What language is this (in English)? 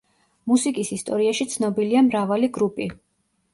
Georgian